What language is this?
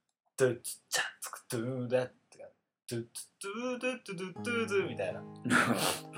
Japanese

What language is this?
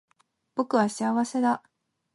Japanese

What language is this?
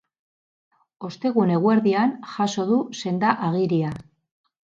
Basque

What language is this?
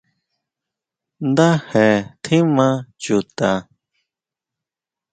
Huautla Mazatec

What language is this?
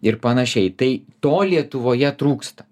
Lithuanian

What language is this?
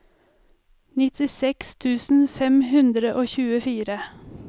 Norwegian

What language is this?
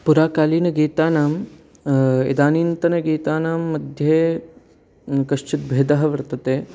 Sanskrit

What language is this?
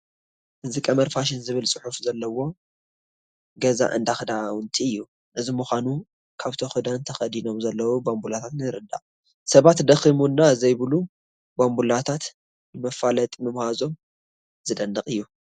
Tigrinya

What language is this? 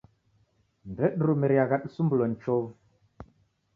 Taita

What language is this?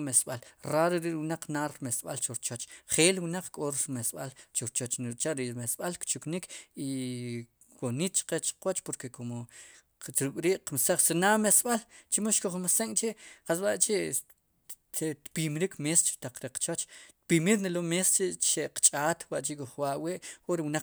Sipacapense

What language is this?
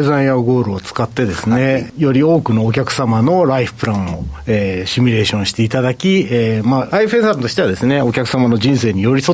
Japanese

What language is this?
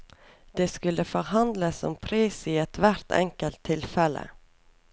Norwegian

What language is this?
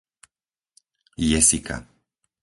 Slovak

